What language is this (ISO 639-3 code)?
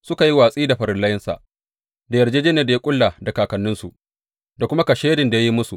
hau